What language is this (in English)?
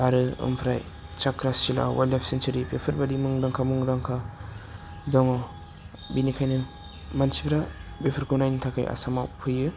Bodo